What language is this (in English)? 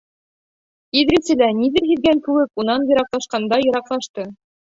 Bashkir